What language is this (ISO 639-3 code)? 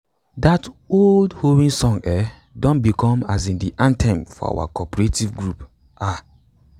pcm